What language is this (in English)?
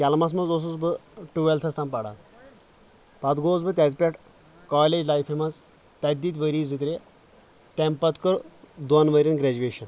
Kashmiri